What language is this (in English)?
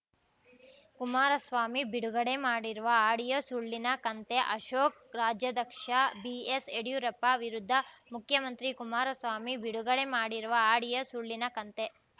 Kannada